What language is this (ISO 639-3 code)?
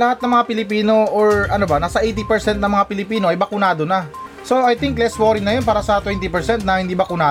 fil